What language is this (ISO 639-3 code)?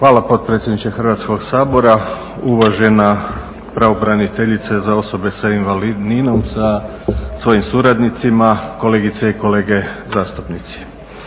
hrv